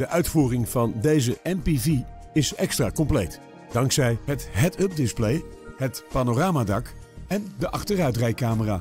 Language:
Dutch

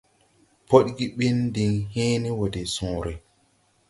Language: Tupuri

